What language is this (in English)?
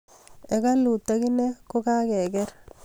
Kalenjin